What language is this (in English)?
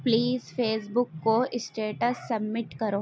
Urdu